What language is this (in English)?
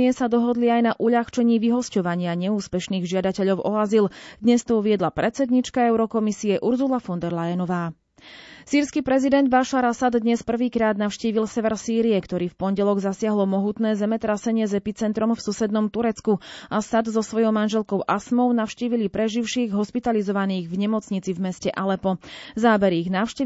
Slovak